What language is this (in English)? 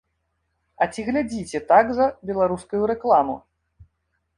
Belarusian